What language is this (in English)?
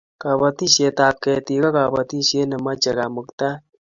Kalenjin